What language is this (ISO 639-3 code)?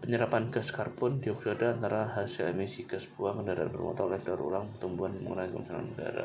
ind